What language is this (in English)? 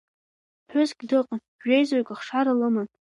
Abkhazian